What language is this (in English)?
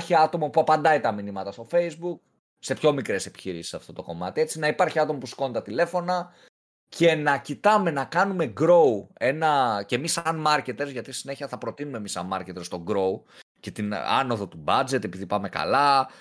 Greek